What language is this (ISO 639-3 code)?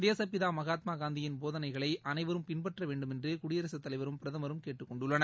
tam